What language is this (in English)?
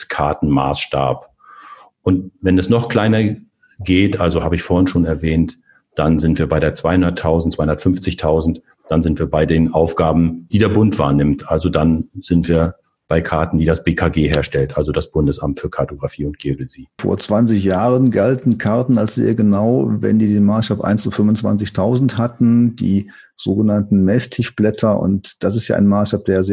German